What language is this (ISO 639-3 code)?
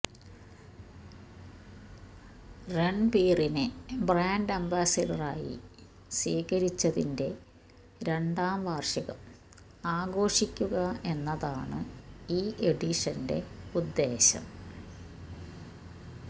mal